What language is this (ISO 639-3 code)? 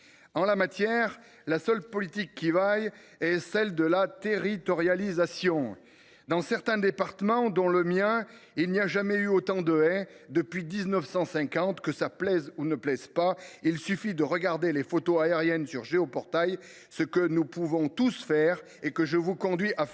fra